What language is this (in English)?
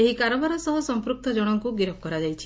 Odia